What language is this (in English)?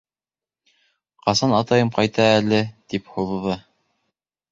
Bashkir